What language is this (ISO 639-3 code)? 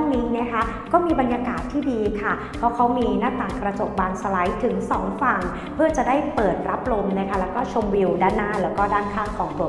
tha